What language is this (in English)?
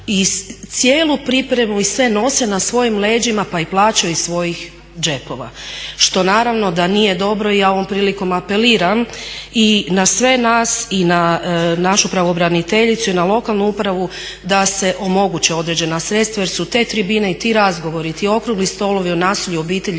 Croatian